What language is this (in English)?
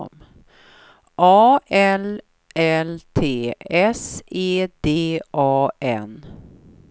Swedish